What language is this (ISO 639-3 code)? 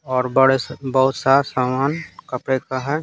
hin